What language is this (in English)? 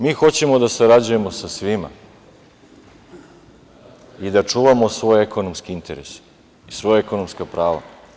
Serbian